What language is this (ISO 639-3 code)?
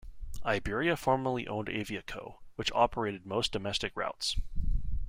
eng